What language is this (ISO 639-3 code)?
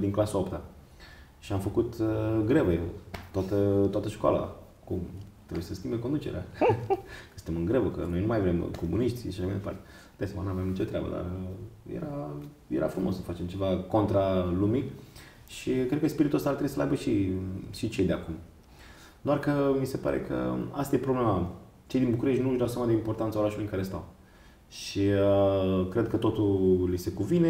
ron